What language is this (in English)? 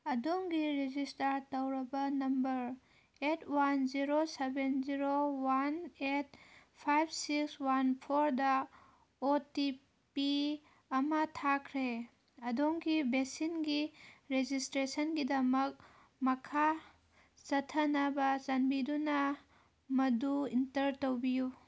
Manipuri